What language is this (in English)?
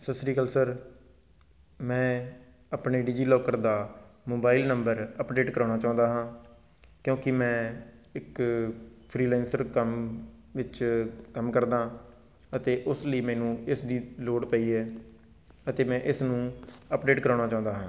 Punjabi